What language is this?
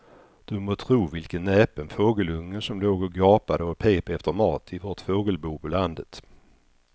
Swedish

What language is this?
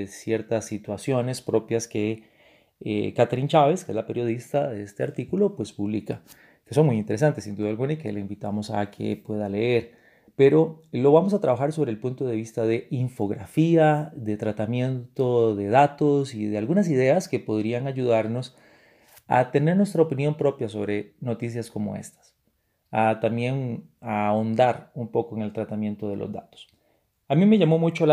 Spanish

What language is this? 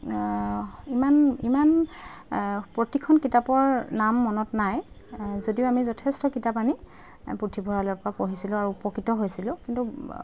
Assamese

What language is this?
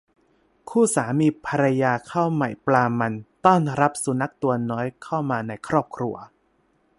Thai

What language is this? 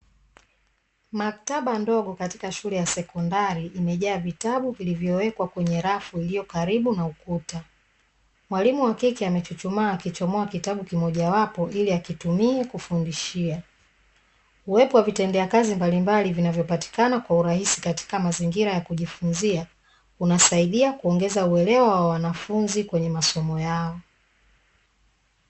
Swahili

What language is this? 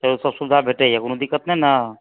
Maithili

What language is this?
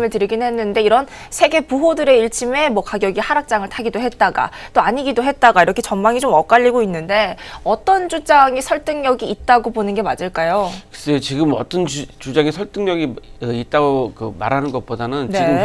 Korean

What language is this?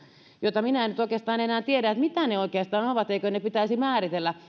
Finnish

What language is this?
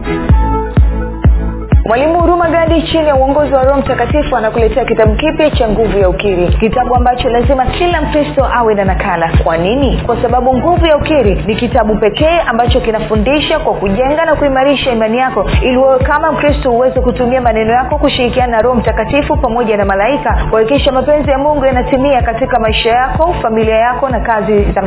Swahili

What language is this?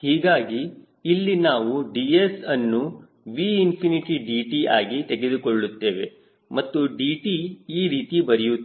Kannada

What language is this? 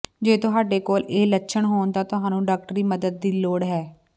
Punjabi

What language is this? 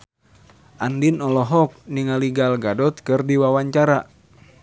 Sundanese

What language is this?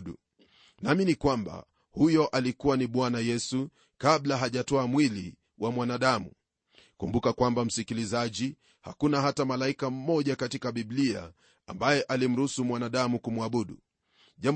Swahili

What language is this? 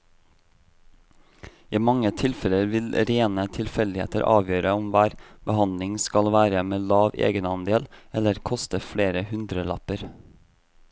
Norwegian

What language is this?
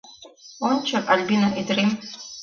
Mari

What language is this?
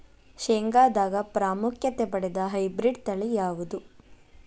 Kannada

